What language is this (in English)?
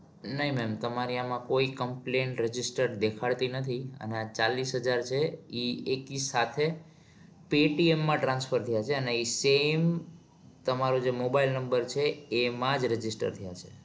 Gujarati